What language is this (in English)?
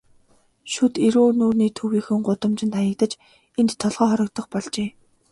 Mongolian